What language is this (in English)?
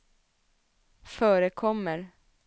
Swedish